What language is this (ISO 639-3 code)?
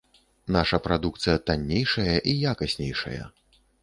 bel